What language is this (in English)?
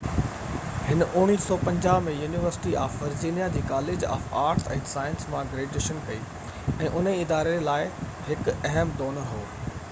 Sindhi